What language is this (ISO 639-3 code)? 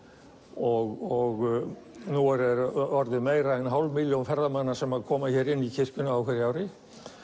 isl